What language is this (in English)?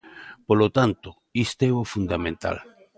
Galician